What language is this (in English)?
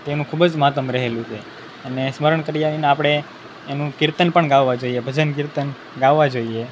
Gujarati